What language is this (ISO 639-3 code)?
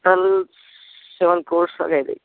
tel